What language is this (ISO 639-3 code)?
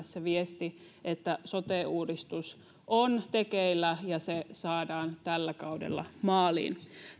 fin